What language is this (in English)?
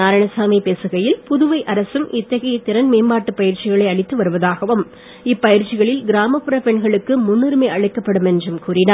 Tamil